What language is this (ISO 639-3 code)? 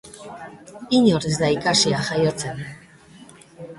eus